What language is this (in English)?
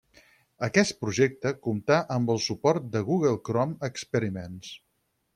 Catalan